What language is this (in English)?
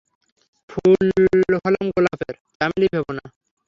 Bangla